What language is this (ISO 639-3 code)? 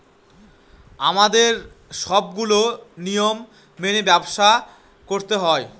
ben